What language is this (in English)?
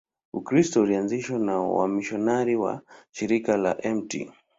Swahili